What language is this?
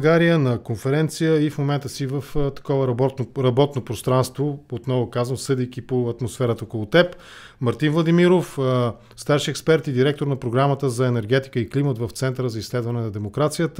Bulgarian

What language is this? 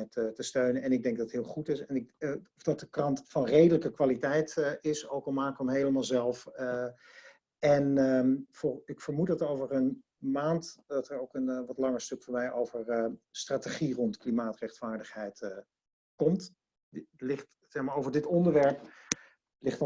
Dutch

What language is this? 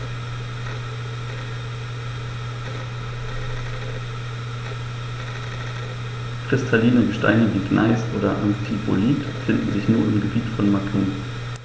German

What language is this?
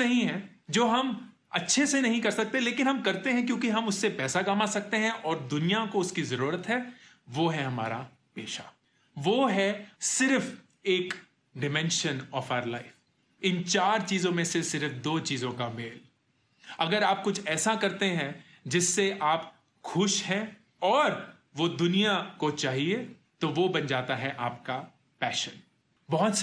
Hindi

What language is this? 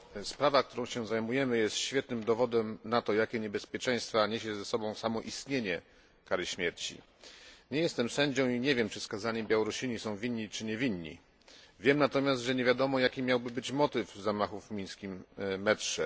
Polish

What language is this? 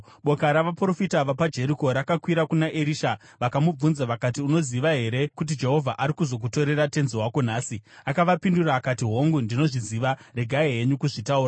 Shona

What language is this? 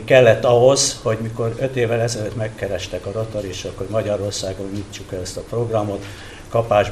Hungarian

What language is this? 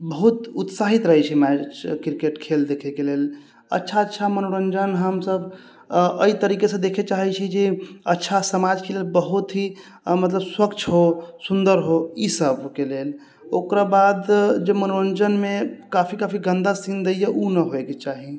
Maithili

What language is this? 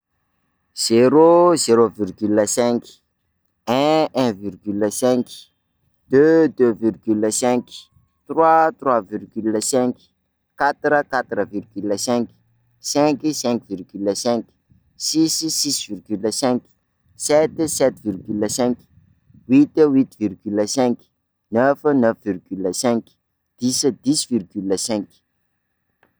Sakalava Malagasy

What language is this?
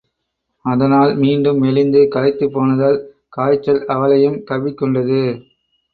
Tamil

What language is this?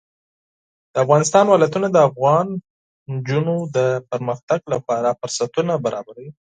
Pashto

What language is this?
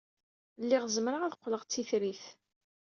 Kabyle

